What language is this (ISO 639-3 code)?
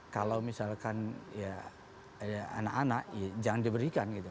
ind